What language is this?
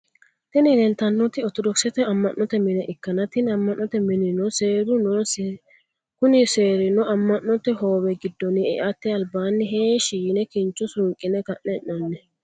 Sidamo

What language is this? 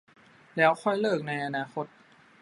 Thai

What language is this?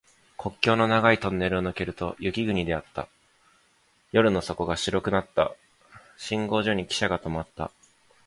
Japanese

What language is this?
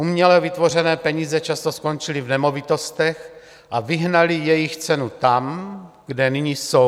Czech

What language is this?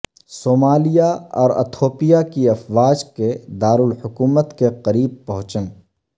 Urdu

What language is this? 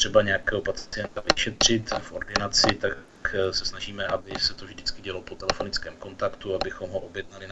Czech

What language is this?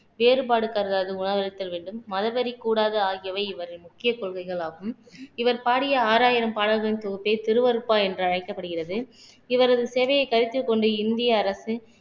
Tamil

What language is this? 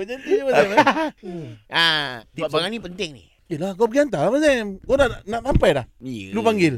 Malay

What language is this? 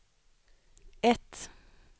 Swedish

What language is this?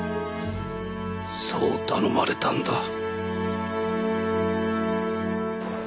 Japanese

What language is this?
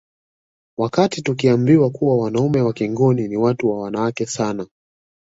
Swahili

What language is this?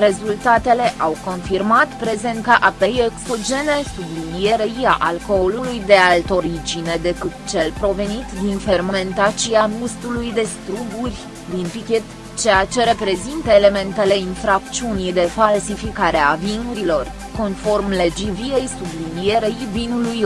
Romanian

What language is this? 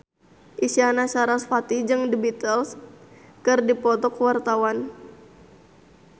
Sundanese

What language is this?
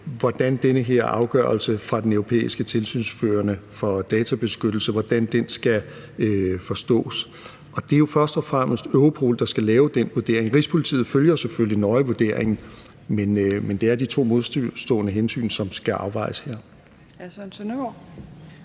Danish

